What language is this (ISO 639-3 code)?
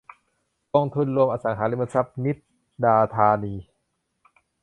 tha